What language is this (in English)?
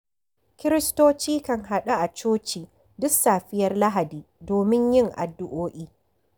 Hausa